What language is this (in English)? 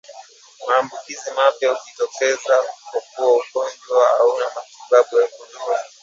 Swahili